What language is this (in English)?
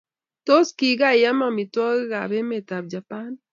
Kalenjin